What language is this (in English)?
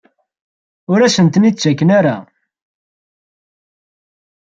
Kabyle